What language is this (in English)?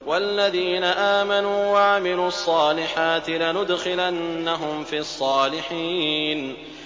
Arabic